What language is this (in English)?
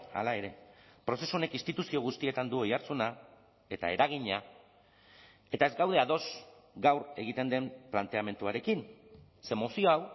Basque